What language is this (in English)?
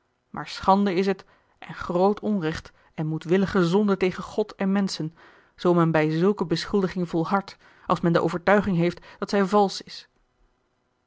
Dutch